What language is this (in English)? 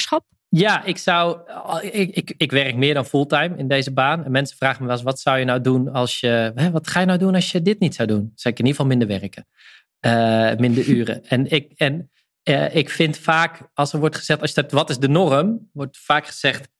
Dutch